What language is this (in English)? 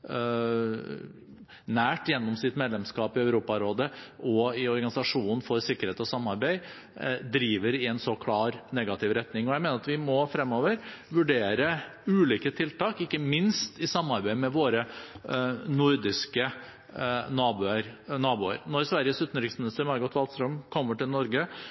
Norwegian Bokmål